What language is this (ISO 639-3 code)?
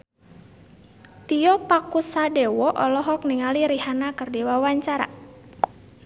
sun